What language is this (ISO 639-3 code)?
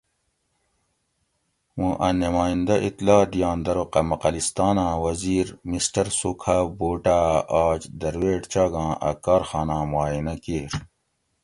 gwc